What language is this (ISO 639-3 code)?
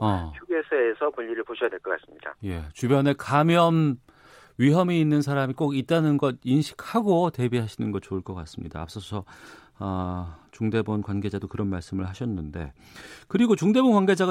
kor